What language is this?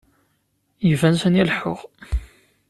Kabyle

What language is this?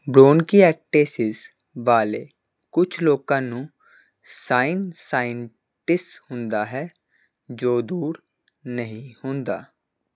Punjabi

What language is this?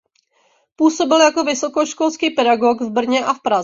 Czech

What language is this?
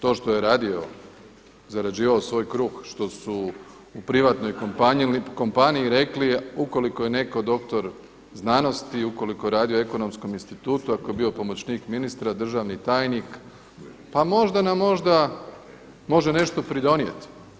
Croatian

